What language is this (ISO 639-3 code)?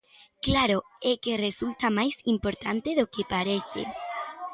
glg